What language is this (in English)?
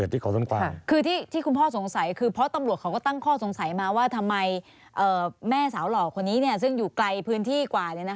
Thai